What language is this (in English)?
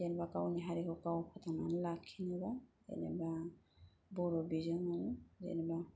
Bodo